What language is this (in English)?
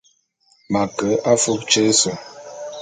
Bulu